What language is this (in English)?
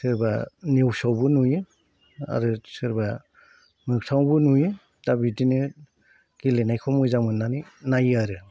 Bodo